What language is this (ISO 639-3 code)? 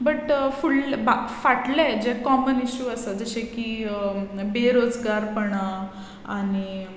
kok